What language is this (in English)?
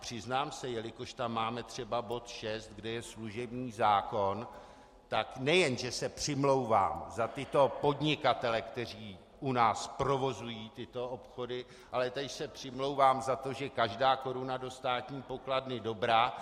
Czech